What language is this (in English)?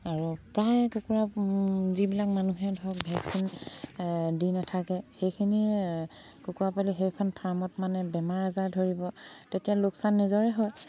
Assamese